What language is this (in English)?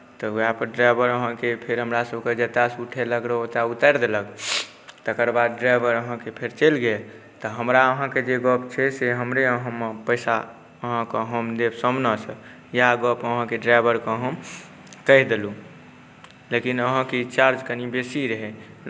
Maithili